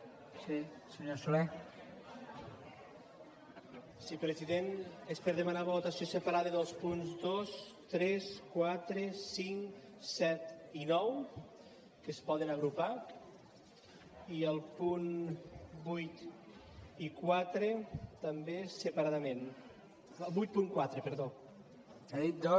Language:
Catalan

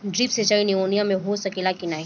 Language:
Bhojpuri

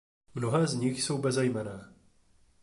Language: Czech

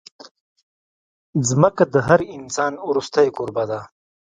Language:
Pashto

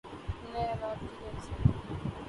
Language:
Urdu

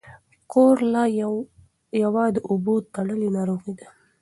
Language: Pashto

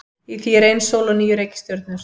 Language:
Icelandic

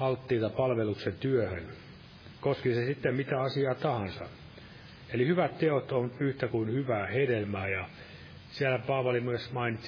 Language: Finnish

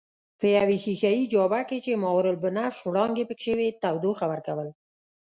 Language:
Pashto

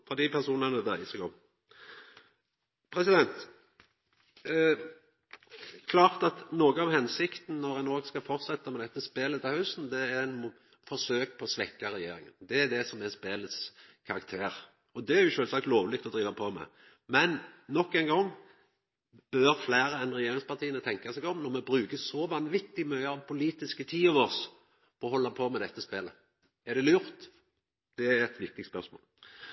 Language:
Norwegian Nynorsk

